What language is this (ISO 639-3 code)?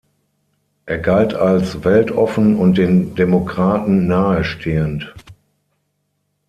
deu